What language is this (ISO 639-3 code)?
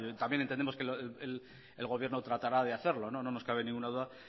spa